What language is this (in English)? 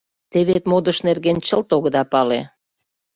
Mari